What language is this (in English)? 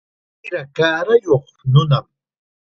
Chiquián Ancash Quechua